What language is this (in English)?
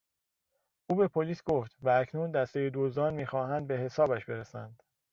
Persian